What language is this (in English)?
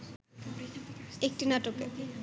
Bangla